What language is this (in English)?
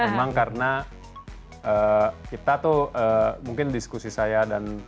Indonesian